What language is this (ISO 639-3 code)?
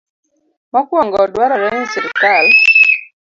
luo